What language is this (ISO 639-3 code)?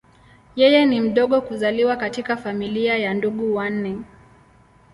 swa